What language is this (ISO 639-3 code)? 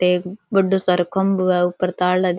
raj